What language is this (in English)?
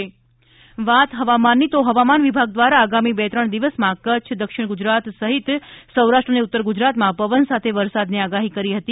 Gujarati